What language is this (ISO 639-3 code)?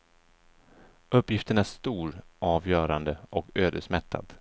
swe